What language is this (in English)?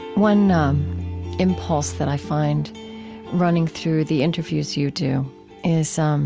English